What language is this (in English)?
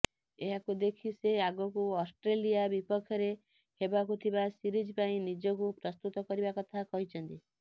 Odia